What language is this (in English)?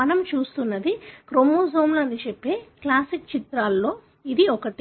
Telugu